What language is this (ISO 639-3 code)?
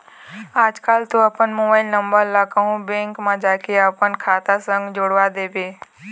hne